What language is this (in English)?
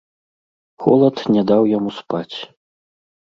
Belarusian